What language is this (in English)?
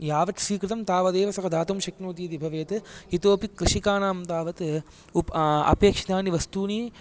Sanskrit